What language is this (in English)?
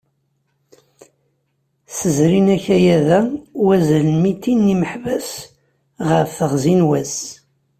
Kabyle